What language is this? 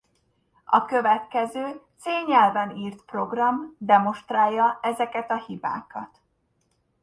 Hungarian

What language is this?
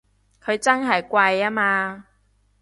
Cantonese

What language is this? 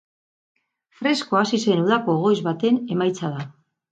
Basque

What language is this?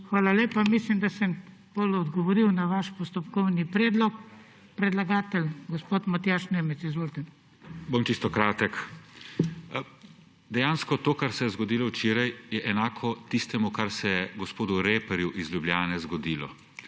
Slovenian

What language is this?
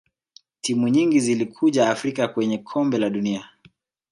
Swahili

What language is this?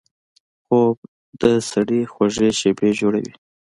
Pashto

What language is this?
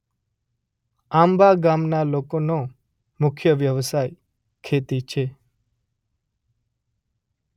Gujarati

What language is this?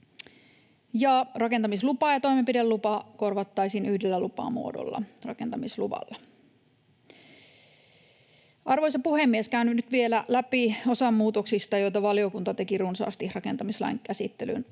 Finnish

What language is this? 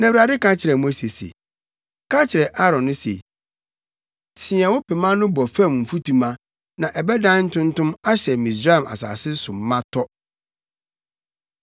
Akan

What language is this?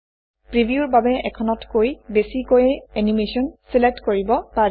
Assamese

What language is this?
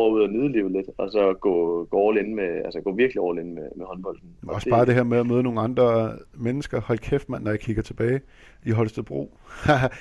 Danish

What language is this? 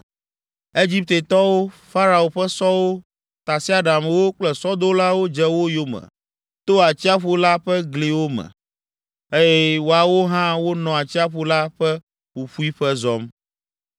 Ewe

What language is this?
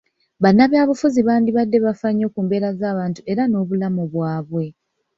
Ganda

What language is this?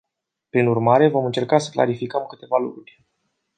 Romanian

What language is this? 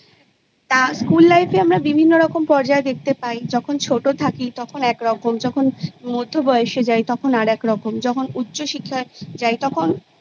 Bangla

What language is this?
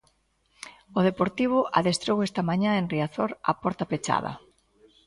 Galician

